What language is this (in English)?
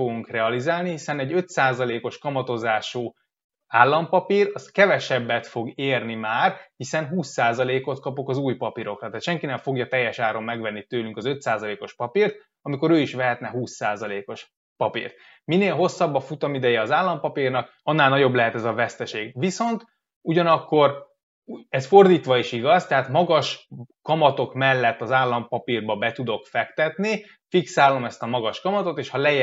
Hungarian